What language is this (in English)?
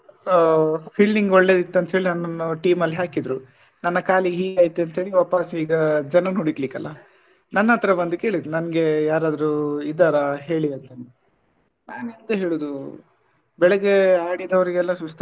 Kannada